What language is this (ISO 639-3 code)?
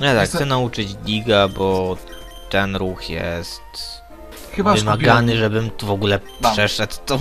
pol